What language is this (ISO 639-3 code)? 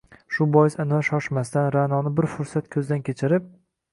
uzb